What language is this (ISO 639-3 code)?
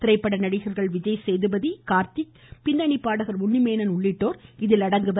tam